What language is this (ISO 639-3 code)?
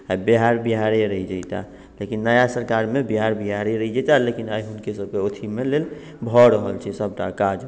mai